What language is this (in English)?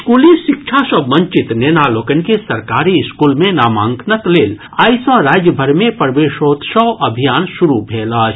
Maithili